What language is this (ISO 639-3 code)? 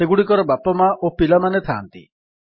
ori